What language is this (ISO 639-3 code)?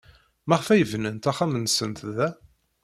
kab